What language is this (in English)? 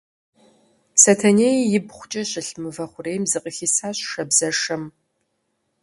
Kabardian